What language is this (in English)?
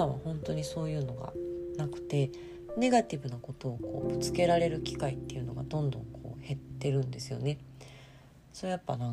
Japanese